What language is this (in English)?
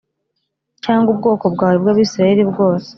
Kinyarwanda